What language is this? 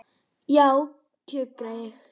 Icelandic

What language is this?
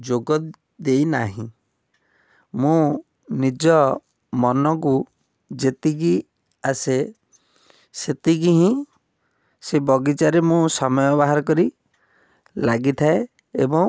Odia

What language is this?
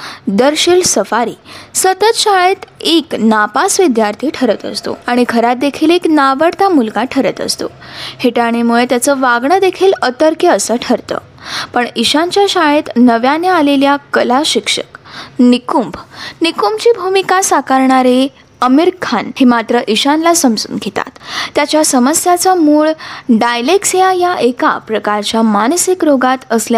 Marathi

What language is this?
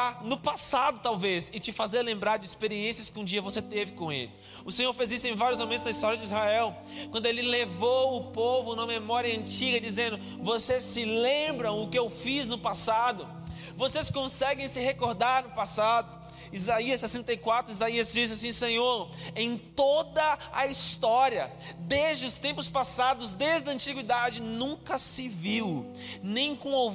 Portuguese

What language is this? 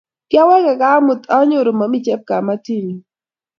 Kalenjin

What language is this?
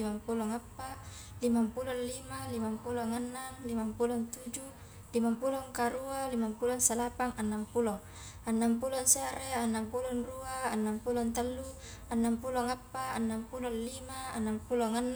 Highland Konjo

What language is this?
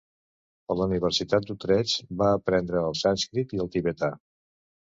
Catalan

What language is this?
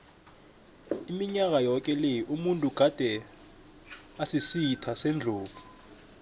South Ndebele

